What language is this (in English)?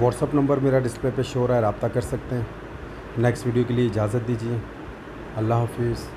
Hindi